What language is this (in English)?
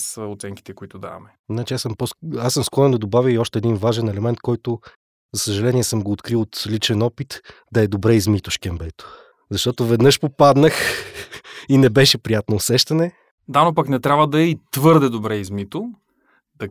Bulgarian